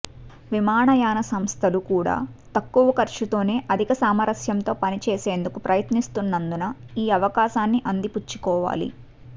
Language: Telugu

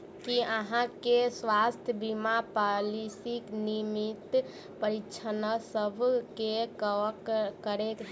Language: Maithili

